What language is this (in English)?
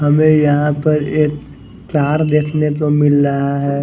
Hindi